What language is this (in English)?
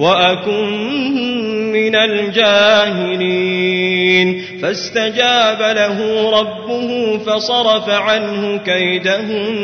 Arabic